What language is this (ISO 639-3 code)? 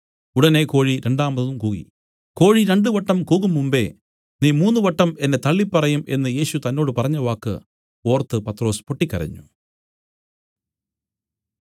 mal